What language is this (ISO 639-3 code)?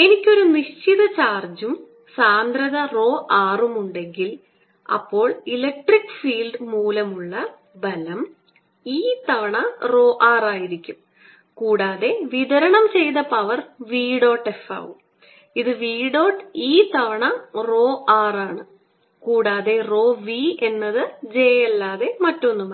mal